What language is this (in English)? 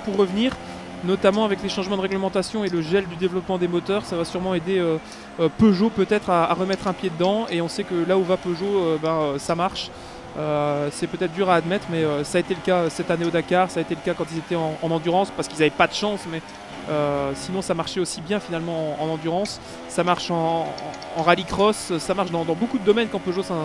French